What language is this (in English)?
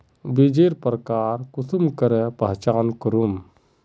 Magahi